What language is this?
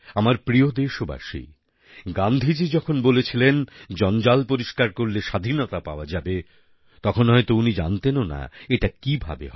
Bangla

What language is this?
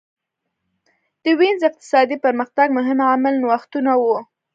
Pashto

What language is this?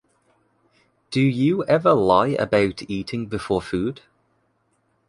English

